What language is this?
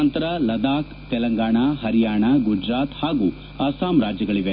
Kannada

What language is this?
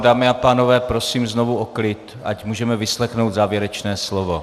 Czech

